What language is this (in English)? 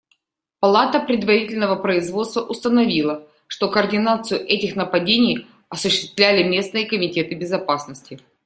Russian